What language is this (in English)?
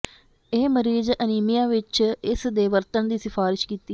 Punjabi